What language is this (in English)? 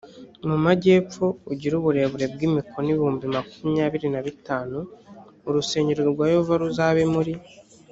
Kinyarwanda